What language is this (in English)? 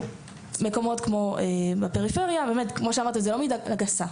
Hebrew